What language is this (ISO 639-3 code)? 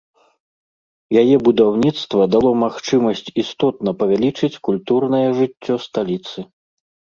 bel